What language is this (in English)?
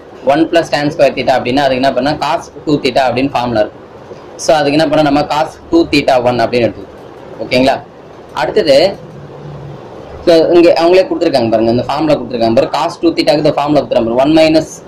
Hindi